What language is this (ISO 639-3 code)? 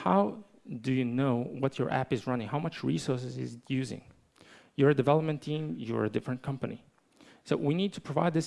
eng